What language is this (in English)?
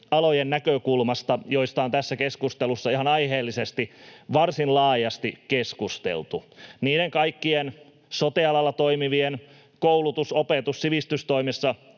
Finnish